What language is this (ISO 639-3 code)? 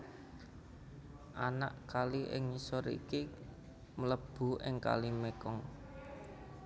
jav